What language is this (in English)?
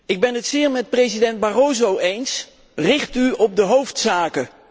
Dutch